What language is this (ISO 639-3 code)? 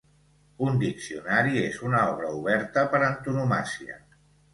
cat